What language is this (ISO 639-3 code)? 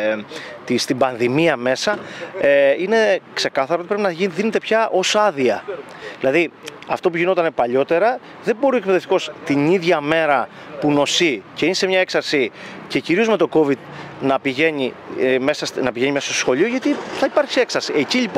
ell